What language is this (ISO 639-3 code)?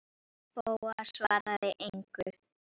isl